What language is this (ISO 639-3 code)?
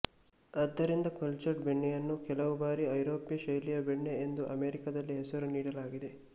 kan